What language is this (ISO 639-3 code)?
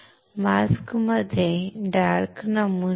mar